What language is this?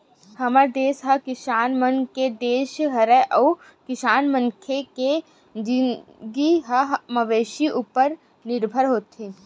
Chhattisgarhi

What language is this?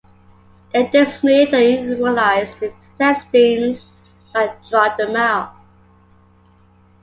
English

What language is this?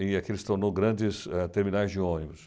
Portuguese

